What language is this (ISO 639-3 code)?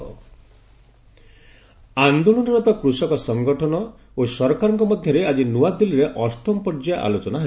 ori